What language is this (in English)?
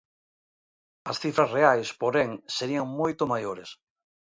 Galician